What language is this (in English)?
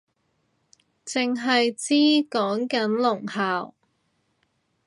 Cantonese